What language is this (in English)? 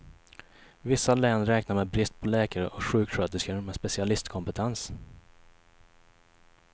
Swedish